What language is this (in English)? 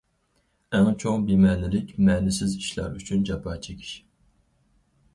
Uyghur